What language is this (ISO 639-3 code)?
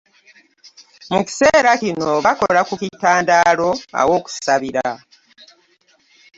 lug